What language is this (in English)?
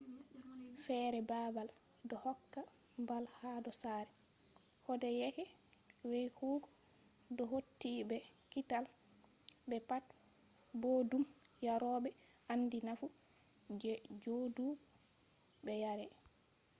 Fula